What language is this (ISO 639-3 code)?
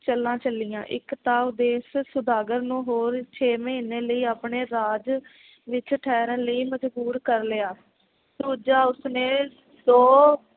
pan